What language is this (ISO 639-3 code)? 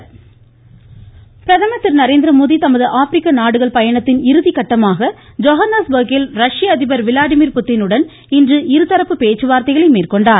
tam